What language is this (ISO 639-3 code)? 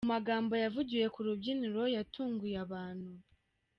kin